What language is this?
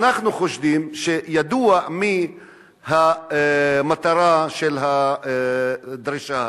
Hebrew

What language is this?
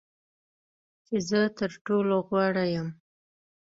Pashto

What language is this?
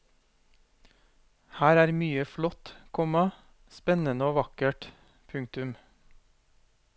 Norwegian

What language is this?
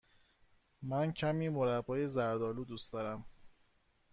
Persian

